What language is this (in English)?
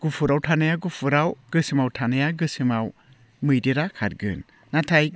Bodo